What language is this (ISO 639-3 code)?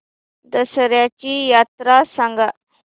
mar